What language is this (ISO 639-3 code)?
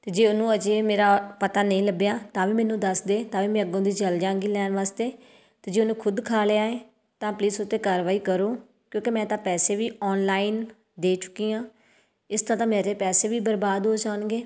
pan